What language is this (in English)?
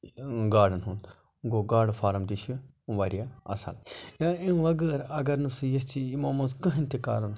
Kashmiri